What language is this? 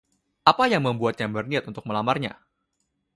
Indonesian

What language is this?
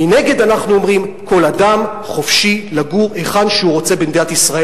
Hebrew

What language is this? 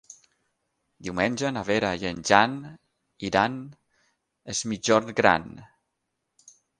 Catalan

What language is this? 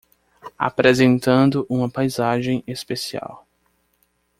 Portuguese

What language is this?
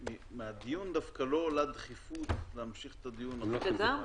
Hebrew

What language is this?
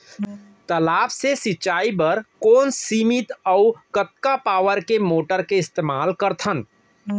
Chhattisgarhi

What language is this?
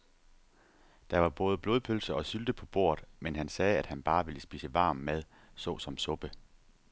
Danish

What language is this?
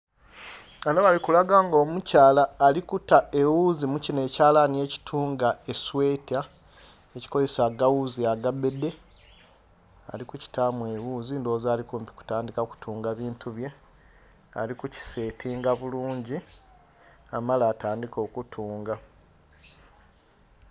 Soga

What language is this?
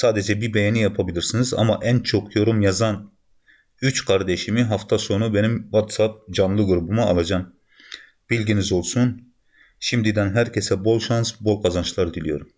Turkish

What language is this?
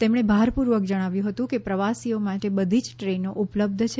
Gujarati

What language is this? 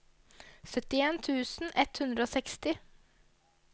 Norwegian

